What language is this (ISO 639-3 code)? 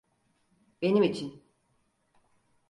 tur